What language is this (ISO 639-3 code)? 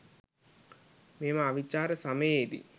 sin